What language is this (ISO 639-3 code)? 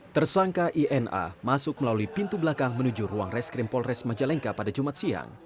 ind